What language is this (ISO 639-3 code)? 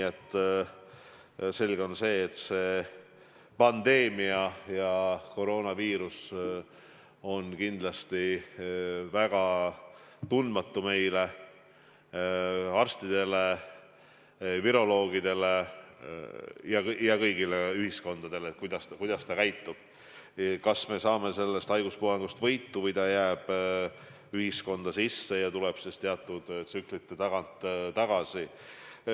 est